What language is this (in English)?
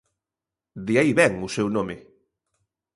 Galician